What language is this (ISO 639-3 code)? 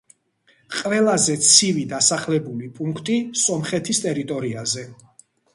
kat